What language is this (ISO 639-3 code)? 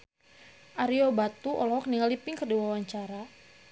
sun